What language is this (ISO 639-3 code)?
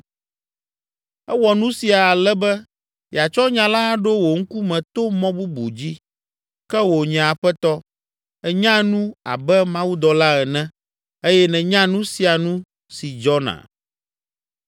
ewe